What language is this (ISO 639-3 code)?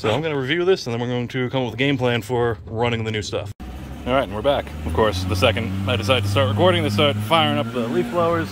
eng